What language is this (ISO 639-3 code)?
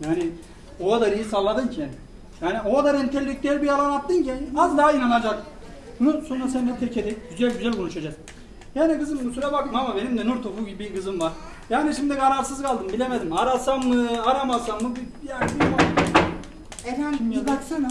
tur